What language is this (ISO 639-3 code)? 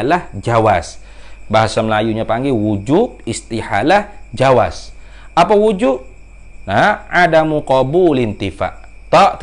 msa